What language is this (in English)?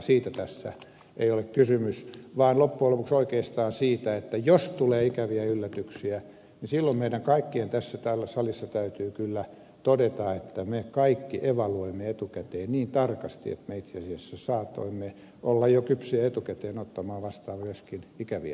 Finnish